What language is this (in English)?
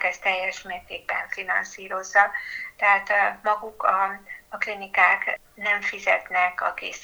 Hungarian